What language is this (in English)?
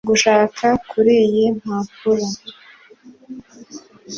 Kinyarwanda